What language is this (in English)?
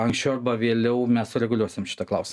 Lithuanian